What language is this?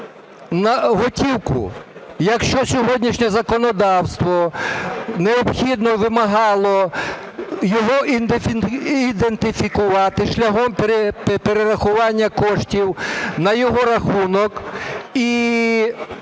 Ukrainian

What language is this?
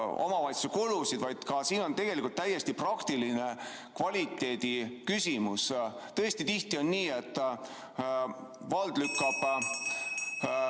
Estonian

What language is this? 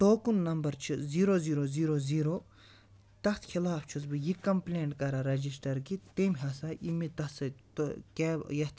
Kashmiri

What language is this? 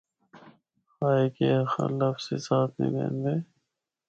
Northern Hindko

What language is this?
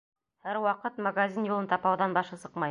Bashkir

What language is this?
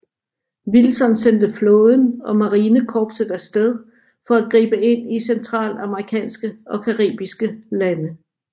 Danish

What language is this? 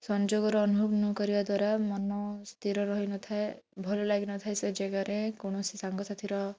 Odia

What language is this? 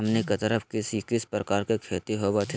Magahi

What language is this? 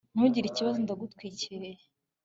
Kinyarwanda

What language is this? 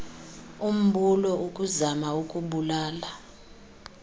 Xhosa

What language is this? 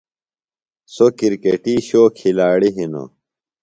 Phalura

